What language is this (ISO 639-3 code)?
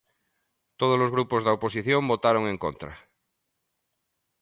glg